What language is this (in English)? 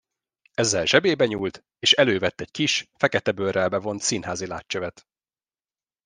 Hungarian